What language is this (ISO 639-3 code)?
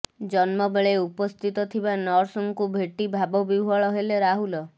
ori